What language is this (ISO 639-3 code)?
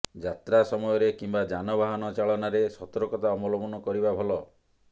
ori